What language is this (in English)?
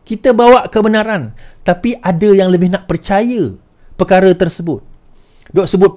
Malay